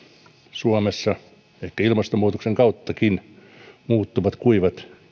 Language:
Finnish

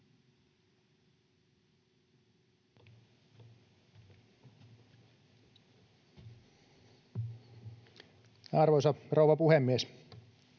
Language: Finnish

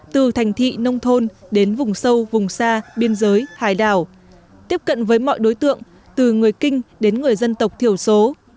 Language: Vietnamese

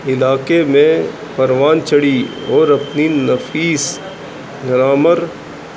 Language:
Urdu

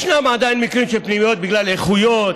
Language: Hebrew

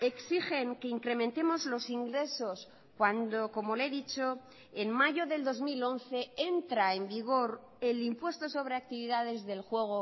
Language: Spanish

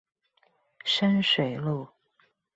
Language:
Chinese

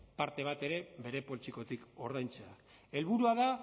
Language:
Basque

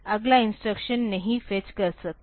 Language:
Hindi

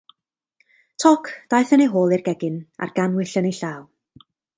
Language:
Welsh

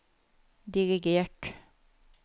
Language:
Norwegian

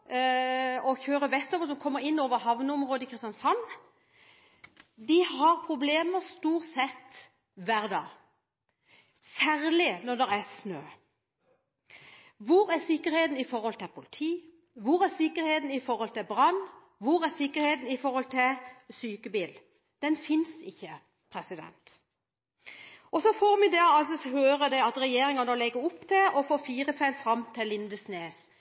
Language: Norwegian Bokmål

